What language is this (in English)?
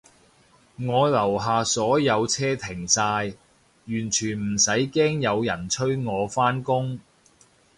Cantonese